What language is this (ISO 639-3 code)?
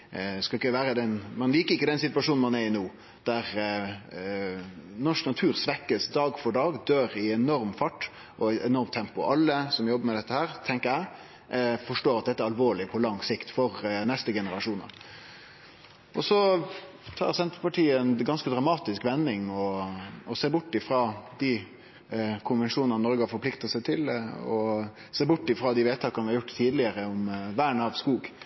nno